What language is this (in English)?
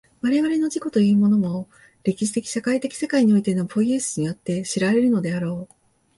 Japanese